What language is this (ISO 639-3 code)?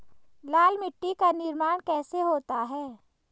hin